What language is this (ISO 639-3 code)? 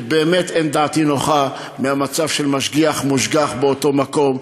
heb